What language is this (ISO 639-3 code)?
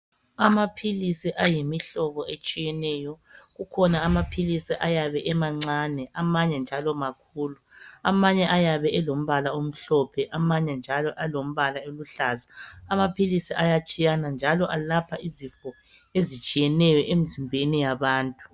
nde